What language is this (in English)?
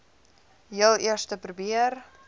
Afrikaans